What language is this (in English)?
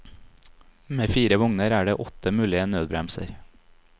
Norwegian